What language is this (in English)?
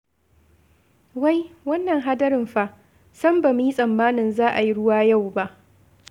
Hausa